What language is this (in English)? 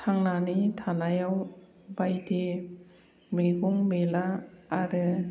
Bodo